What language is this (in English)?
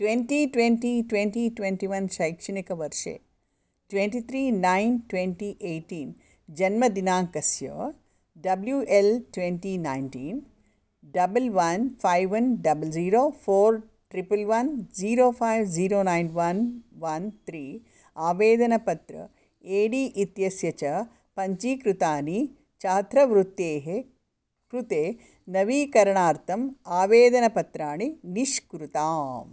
Sanskrit